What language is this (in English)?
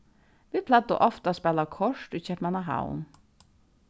Faroese